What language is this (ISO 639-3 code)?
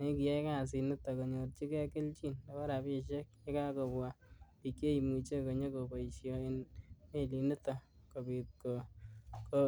kln